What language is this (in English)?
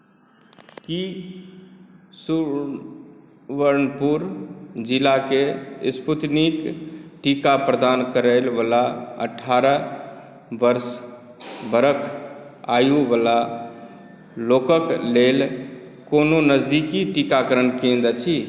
Maithili